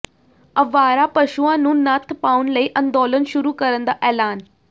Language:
Punjabi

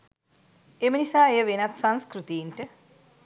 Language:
Sinhala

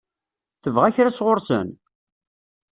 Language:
Kabyle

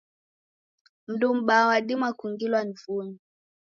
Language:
Taita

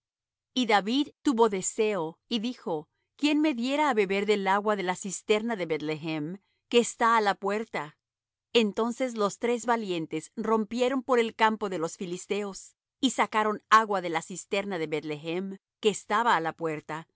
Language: Spanish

